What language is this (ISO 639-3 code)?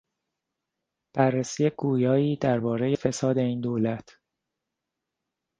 fas